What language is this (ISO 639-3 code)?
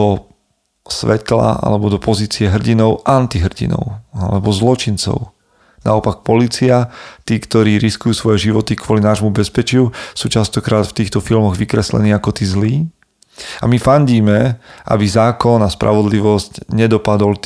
slk